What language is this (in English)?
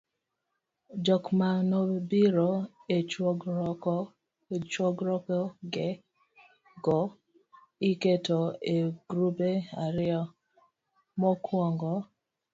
Luo (Kenya and Tanzania)